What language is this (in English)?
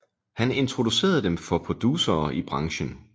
Danish